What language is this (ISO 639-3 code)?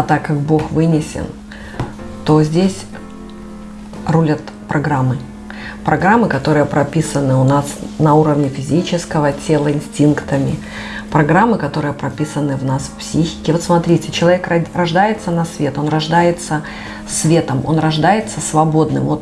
rus